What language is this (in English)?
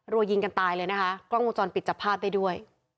Thai